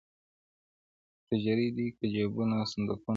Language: Pashto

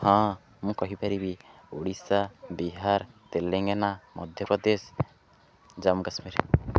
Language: Odia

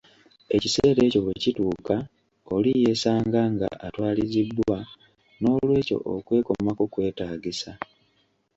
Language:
Ganda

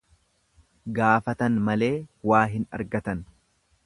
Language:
Oromo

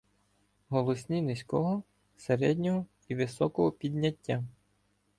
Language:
Ukrainian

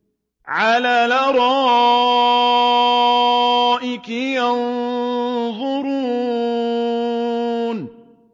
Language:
Arabic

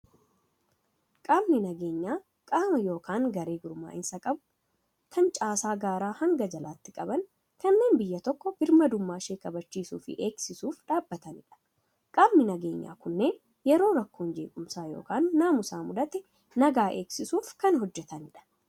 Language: Oromo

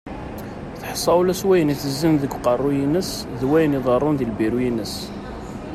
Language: Kabyle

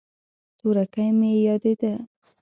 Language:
Pashto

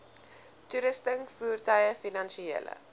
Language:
Afrikaans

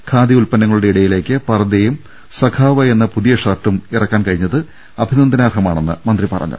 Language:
Malayalam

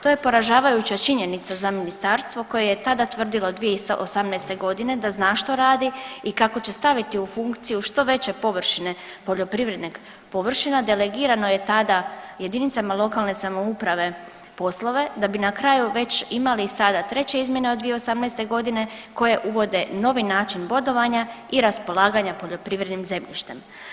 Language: Croatian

